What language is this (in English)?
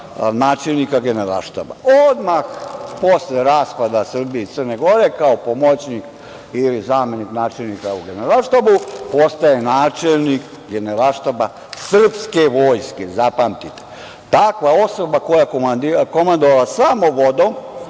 Serbian